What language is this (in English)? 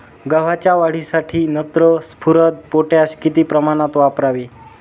Marathi